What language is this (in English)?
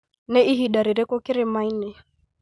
Kikuyu